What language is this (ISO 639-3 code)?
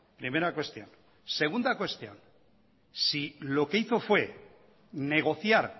spa